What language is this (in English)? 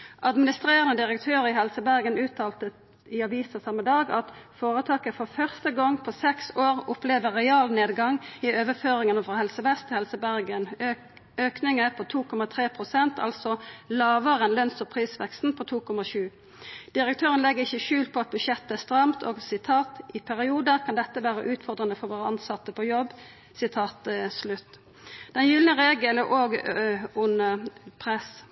Norwegian Nynorsk